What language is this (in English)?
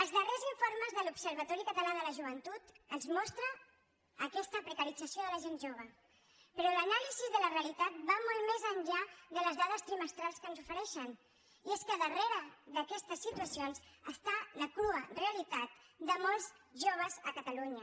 Catalan